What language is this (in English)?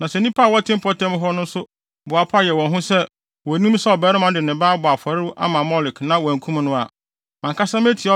Akan